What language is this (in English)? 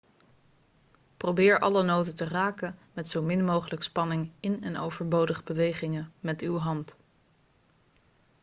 Dutch